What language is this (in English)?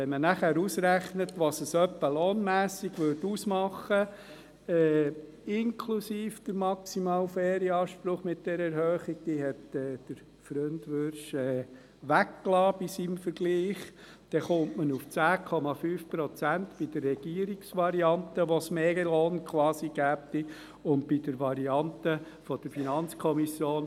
Swiss German